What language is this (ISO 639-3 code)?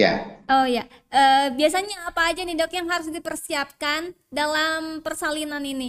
ind